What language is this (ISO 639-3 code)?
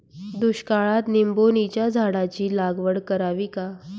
mar